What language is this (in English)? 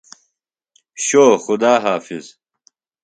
Phalura